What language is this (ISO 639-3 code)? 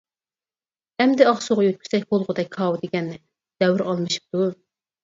uig